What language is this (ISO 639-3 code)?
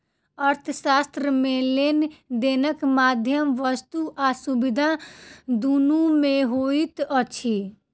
mai